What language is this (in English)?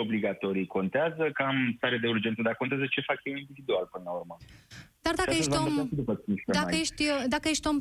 Romanian